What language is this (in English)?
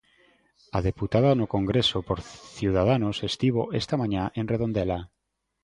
Galician